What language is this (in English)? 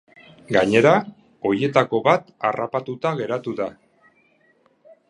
Basque